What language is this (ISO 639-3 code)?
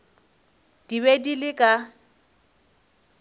nso